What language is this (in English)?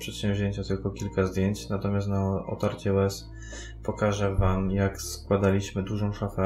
Polish